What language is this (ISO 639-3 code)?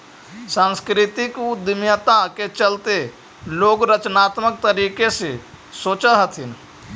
mag